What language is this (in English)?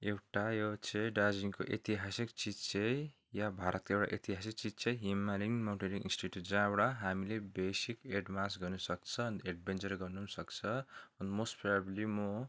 Nepali